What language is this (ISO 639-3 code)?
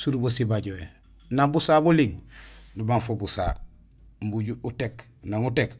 gsl